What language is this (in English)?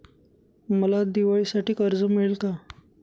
Marathi